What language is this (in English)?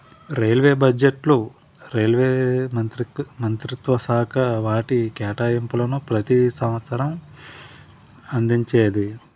Telugu